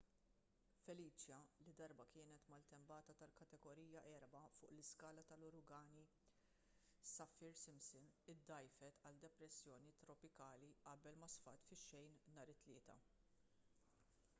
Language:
Maltese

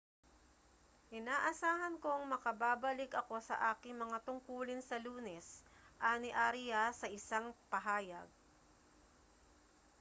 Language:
Filipino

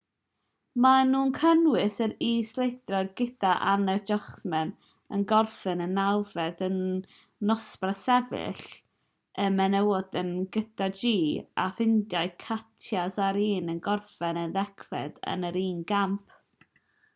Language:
Welsh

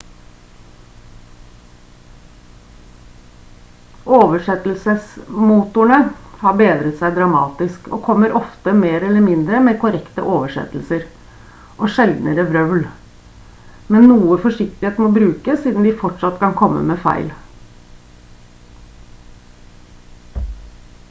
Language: Norwegian Bokmål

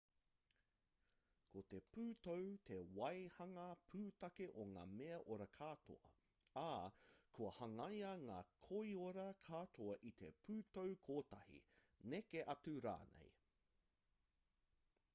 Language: Māori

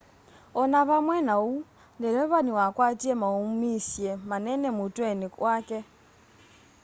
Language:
Kamba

